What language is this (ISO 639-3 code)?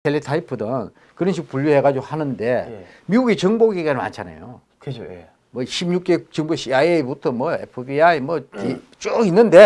kor